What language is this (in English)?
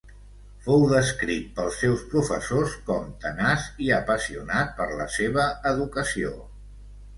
Catalan